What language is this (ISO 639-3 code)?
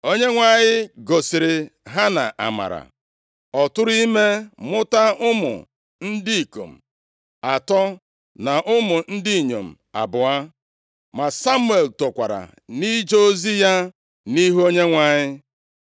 ibo